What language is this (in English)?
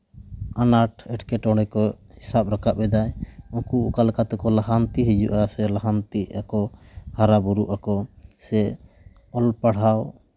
Santali